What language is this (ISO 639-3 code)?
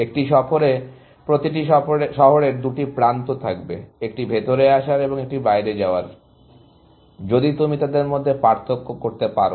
ben